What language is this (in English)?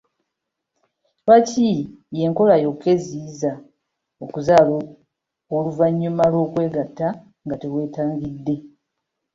Ganda